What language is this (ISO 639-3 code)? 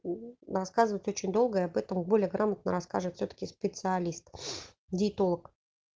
rus